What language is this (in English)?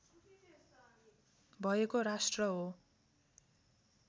Nepali